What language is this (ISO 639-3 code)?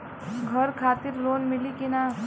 bho